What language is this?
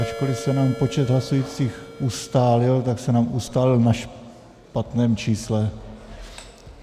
Czech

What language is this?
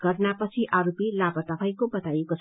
Nepali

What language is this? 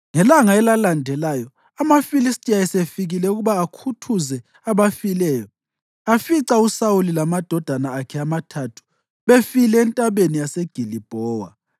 North Ndebele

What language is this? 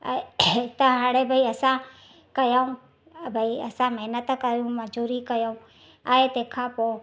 Sindhi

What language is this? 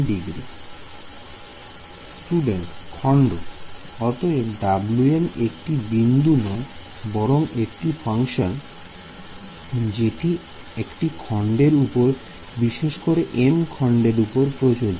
Bangla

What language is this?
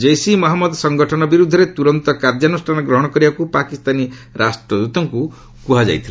Odia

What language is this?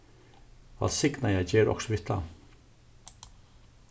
Faroese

